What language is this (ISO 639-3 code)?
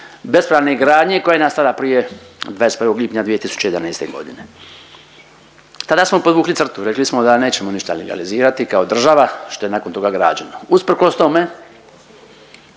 hrv